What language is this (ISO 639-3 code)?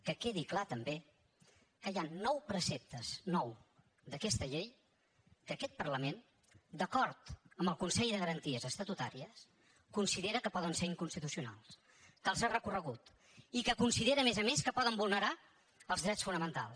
cat